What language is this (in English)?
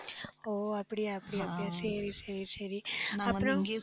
Tamil